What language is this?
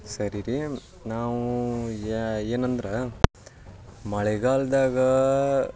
Kannada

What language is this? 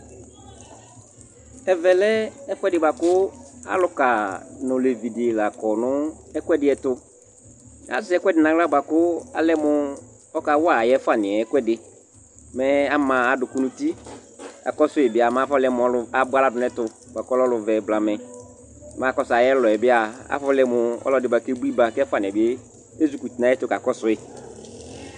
Ikposo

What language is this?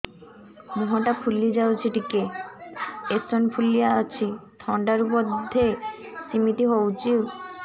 Odia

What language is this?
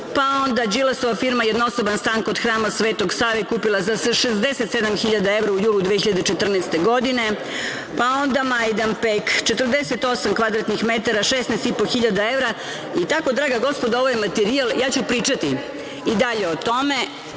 Serbian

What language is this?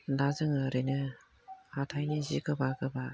Bodo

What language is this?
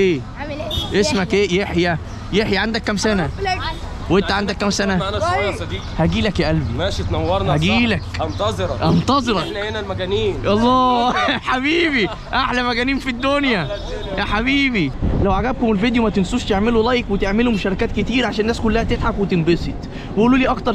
Arabic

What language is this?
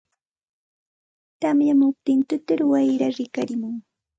Santa Ana de Tusi Pasco Quechua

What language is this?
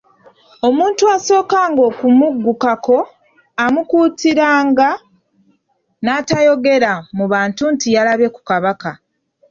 Ganda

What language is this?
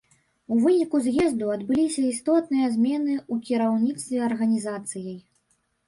Belarusian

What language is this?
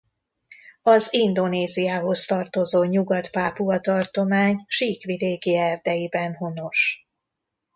Hungarian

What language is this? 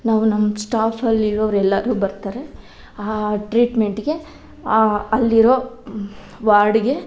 Kannada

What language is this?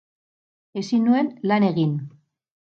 Basque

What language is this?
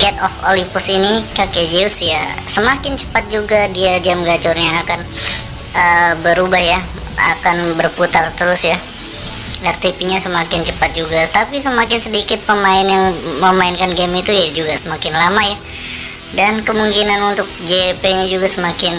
Indonesian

